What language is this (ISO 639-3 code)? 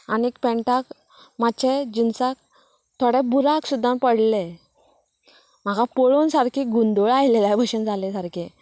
kok